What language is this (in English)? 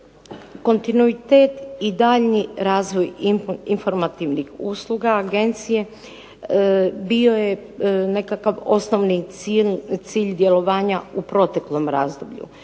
Croatian